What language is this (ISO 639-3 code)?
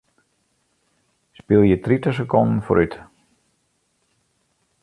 fry